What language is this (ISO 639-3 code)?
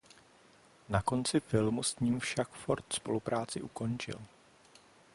ces